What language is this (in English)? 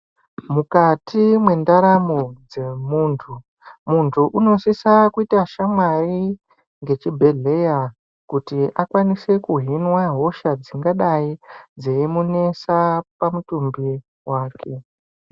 Ndau